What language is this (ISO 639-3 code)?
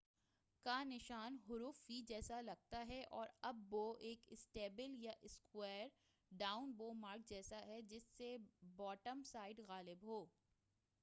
urd